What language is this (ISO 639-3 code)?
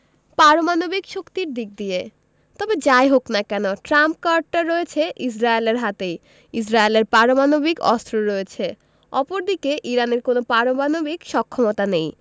ben